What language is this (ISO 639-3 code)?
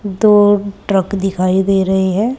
hin